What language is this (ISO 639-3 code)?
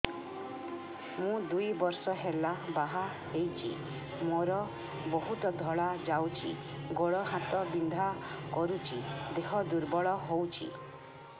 ori